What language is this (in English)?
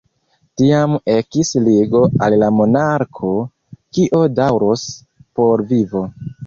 Esperanto